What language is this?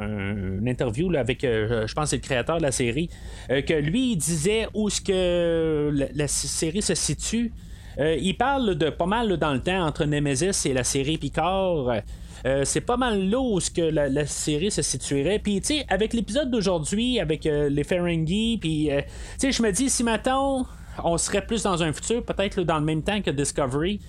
French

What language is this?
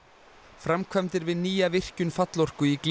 Icelandic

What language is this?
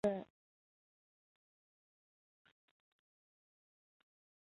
Chinese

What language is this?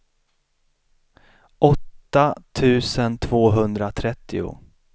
Swedish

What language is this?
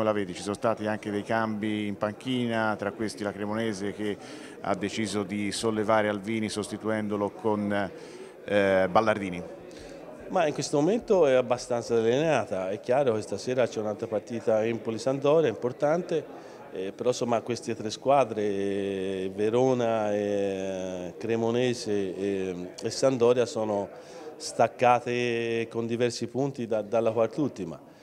Italian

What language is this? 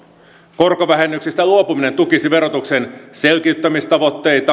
Finnish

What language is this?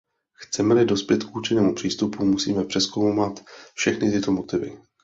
Czech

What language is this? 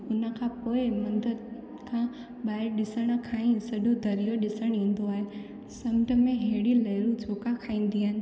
Sindhi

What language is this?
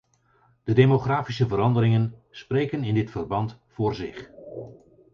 Dutch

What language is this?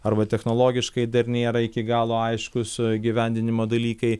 Lithuanian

